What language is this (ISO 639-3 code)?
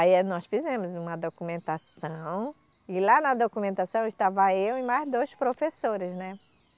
por